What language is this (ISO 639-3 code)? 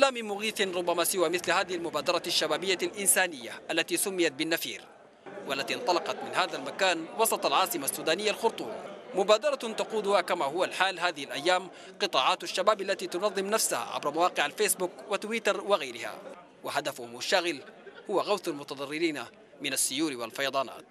ara